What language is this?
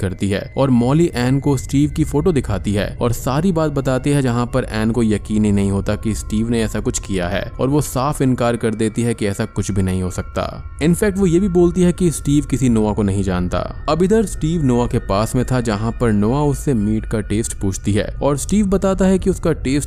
Hindi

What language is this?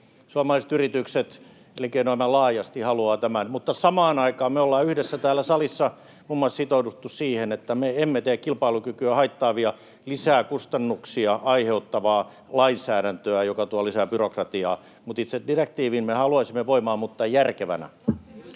Finnish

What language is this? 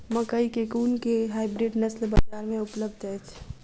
Maithili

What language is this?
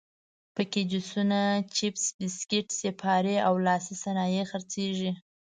Pashto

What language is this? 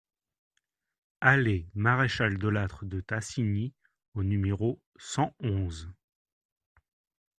French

